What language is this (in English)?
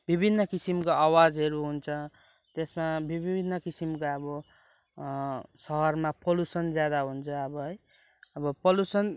Nepali